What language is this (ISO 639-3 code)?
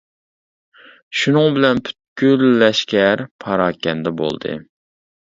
uig